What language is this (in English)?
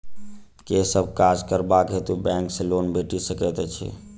Maithili